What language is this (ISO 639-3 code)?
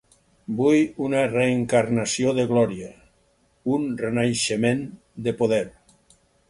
cat